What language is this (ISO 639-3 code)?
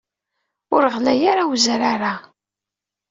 kab